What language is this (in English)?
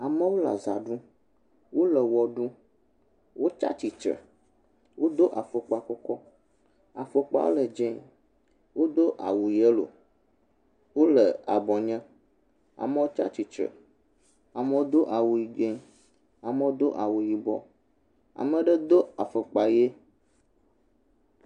Ewe